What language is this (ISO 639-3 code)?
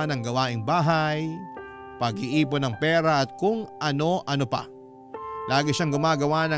fil